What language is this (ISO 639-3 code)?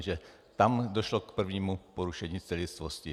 ces